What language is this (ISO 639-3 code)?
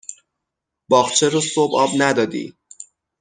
fas